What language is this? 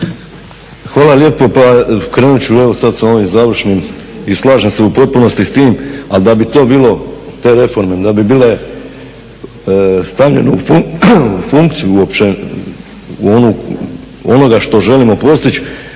Croatian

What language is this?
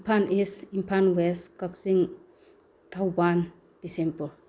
Manipuri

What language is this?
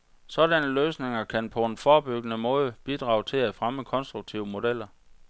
Danish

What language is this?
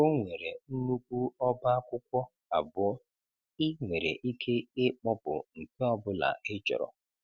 Igbo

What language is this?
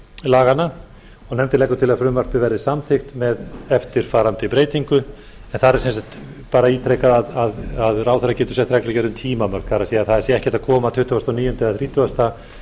Icelandic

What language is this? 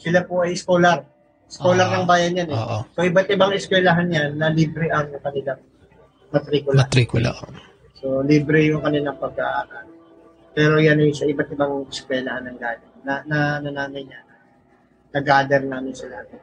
Filipino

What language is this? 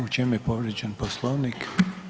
Croatian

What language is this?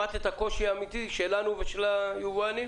Hebrew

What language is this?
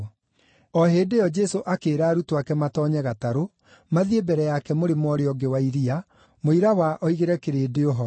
Kikuyu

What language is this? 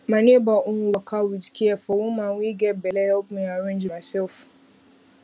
Nigerian Pidgin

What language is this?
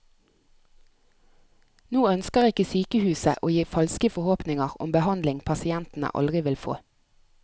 Norwegian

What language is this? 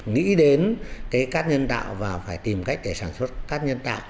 Vietnamese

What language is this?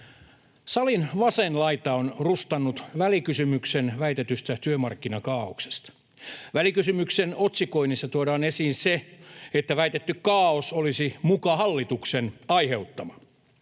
Finnish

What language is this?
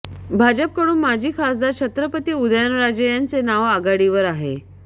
Marathi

